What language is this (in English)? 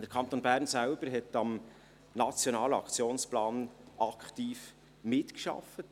Swiss German